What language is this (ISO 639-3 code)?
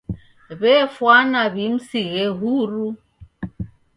dav